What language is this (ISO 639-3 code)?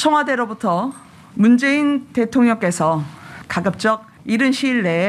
kor